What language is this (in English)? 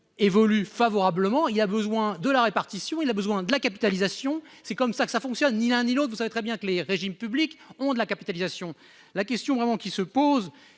French